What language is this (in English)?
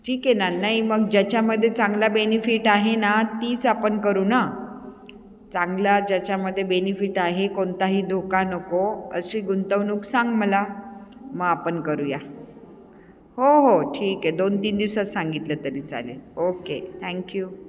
Marathi